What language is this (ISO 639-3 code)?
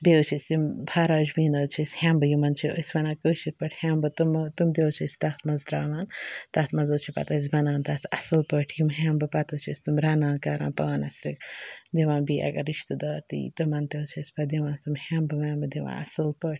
kas